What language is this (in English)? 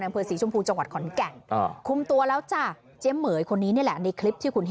Thai